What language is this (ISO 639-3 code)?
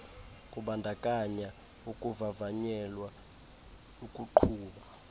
xho